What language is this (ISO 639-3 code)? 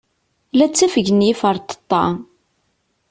kab